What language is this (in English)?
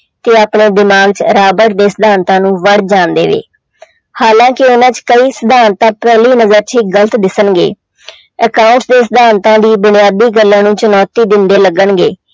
Punjabi